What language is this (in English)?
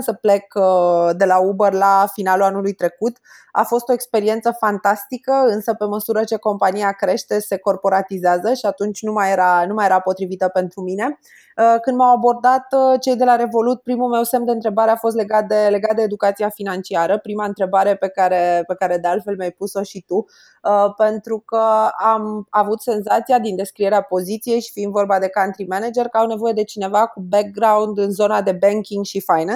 Romanian